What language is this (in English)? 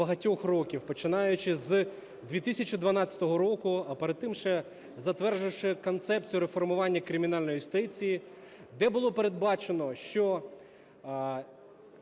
Ukrainian